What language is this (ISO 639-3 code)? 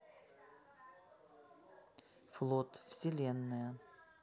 rus